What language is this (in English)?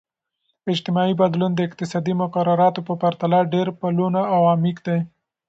Pashto